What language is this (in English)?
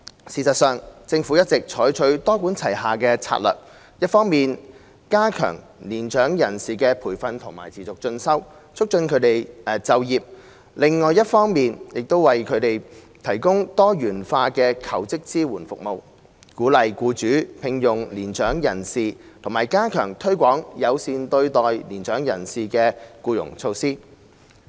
Cantonese